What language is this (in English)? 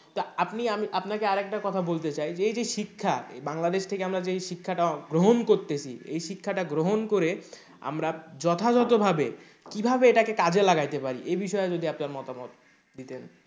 Bangla